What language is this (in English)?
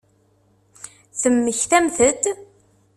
Kabyle